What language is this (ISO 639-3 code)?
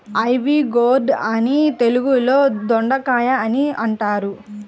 tel